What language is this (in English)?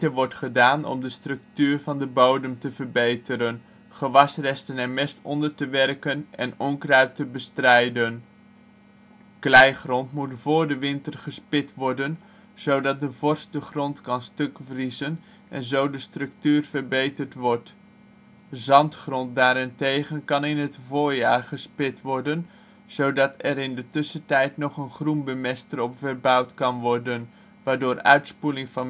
Dutch